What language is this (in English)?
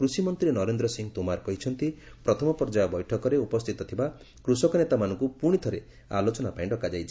Odia